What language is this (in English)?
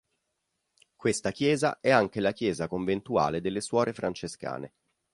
Italian